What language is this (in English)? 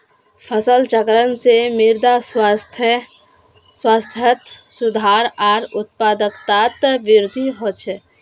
Magahi